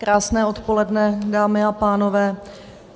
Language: Czech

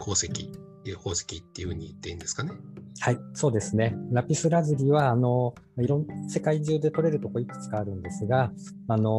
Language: Japanese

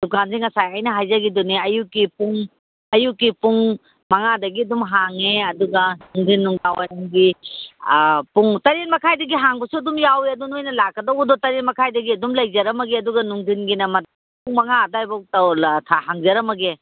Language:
Manipuri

